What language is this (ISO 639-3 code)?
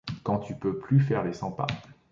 fra